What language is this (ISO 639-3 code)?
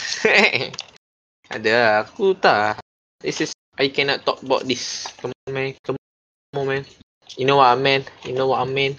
msa